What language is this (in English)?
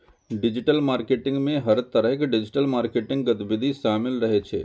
Maithili